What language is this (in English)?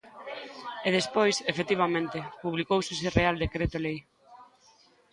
Galician